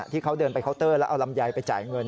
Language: Thai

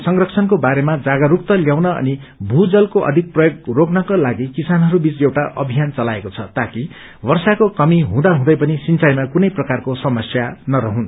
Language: Nepali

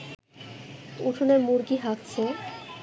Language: Bangla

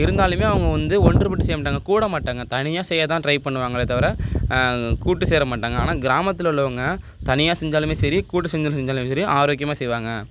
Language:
Tamil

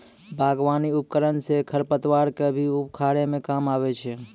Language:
Maithili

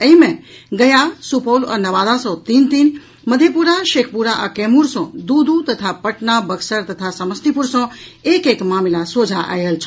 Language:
Maithili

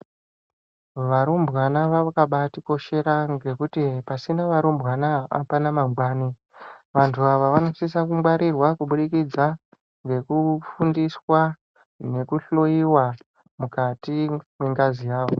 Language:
Ndau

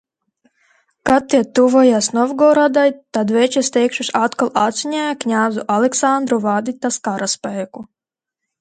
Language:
Latvian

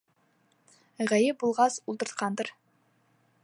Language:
Bashkir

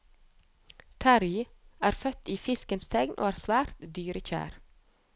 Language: Norwegian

